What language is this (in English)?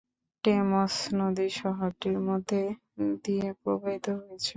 Bangla